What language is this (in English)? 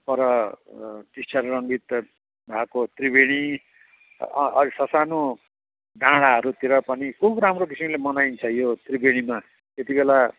Nepali